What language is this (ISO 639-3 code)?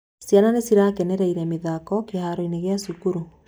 kik